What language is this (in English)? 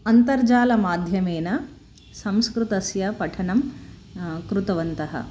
Sanskrit